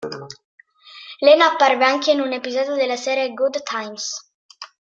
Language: Italian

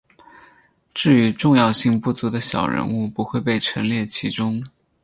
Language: Chinese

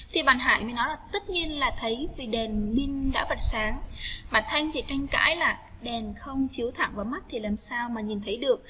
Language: Vietnamese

